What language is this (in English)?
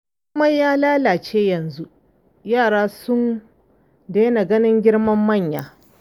Hausa